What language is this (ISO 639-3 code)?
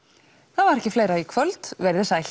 isl